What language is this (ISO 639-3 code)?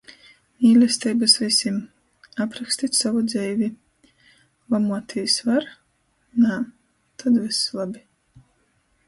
ltg